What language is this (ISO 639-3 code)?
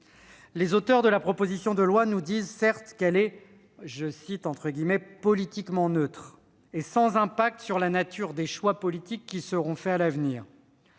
fra